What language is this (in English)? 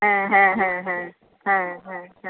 Santali